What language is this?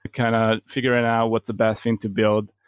English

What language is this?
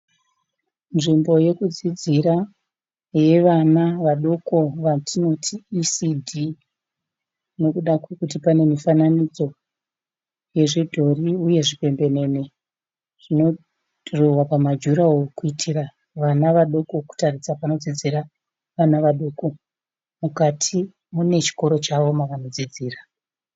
Shona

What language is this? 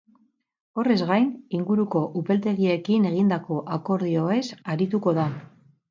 Basque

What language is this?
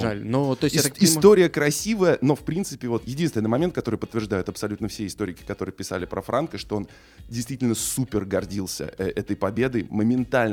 Russian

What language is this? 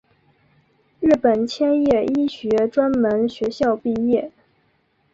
Chinese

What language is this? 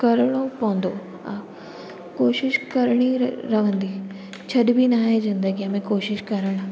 Sindhi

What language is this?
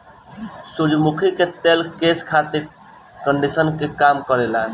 Bhojpuri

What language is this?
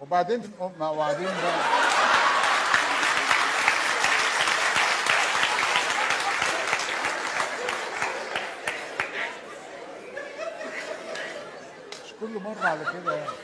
Arabic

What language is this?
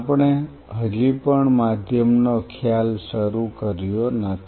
Gujarati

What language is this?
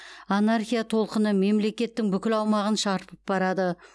Kazakh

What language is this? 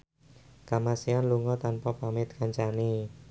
Javanese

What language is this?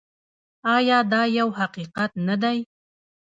Pashto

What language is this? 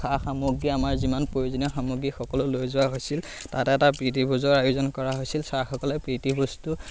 Assamese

